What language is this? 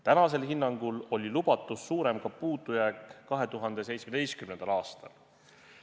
Estonian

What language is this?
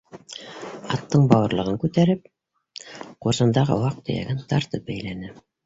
Bashkir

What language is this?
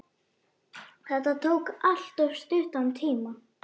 Icelandic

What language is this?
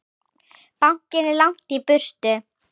Icelandic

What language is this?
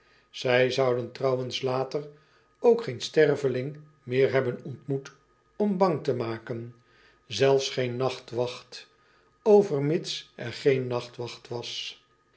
Dutch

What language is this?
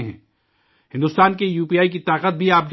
Urdu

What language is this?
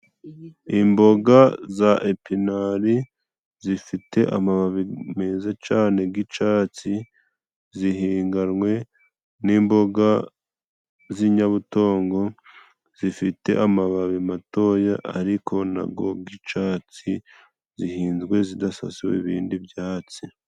Kinyarwanda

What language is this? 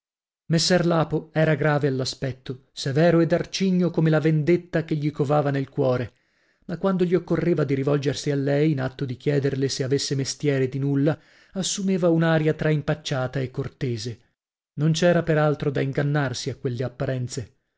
Italian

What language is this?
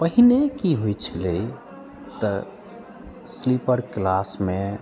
Maithili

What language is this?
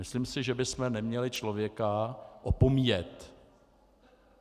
Czech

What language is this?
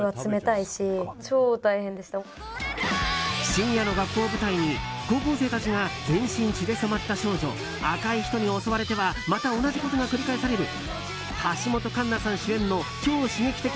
Japanese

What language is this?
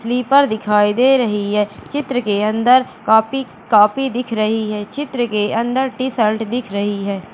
Hindi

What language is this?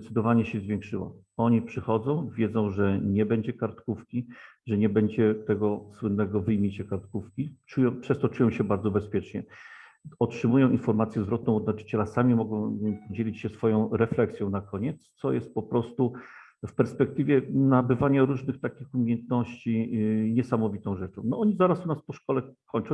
Polish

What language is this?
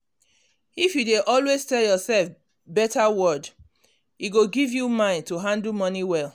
Nigerian Pidgin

